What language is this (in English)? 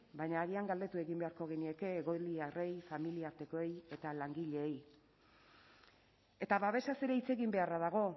Basque